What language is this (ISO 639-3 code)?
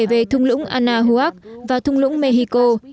vie